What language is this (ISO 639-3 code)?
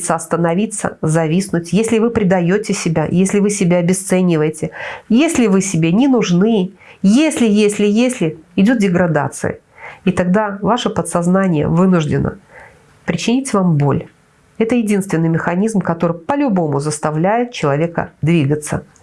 rus